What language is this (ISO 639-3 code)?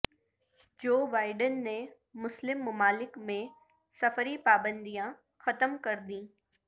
urd